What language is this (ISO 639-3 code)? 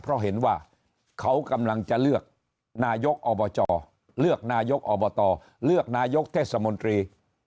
tha